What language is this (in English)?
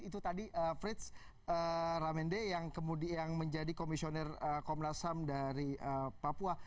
Indonesian